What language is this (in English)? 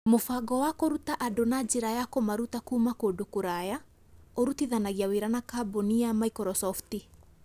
Kikuyu